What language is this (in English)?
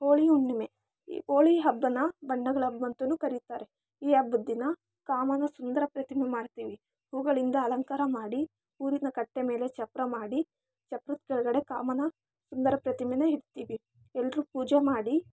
Kannada